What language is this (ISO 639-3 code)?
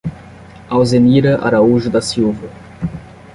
por